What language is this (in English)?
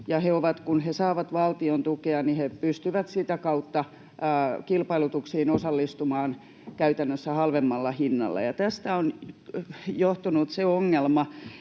Finnish